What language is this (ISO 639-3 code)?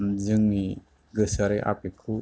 brx